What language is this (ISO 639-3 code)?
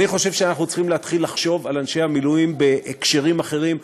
heb